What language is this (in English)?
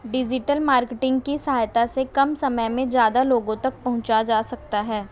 Hindi